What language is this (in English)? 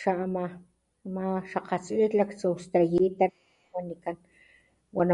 Papantla Totonac